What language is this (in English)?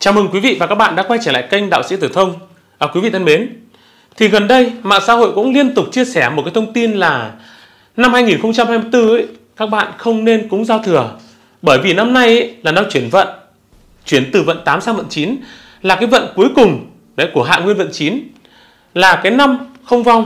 Vietnamese